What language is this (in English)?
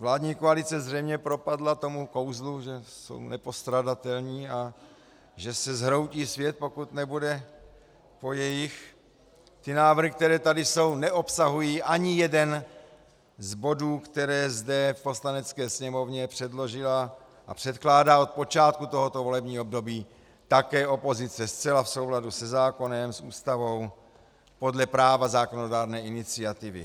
Czech